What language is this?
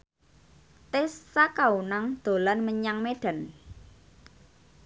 Javanese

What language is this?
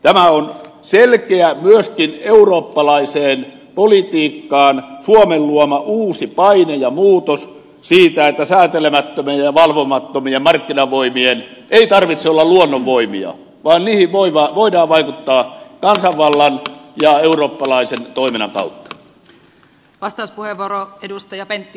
Finnish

